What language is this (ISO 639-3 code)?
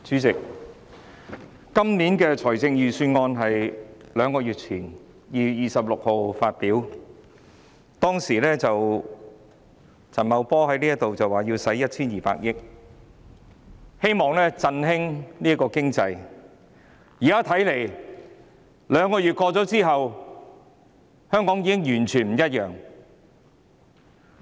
yue